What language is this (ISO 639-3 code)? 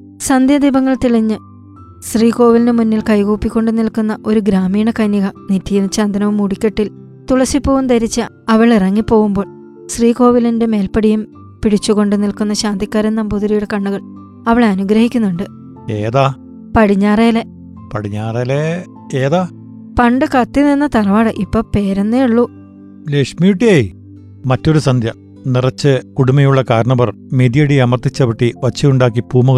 mal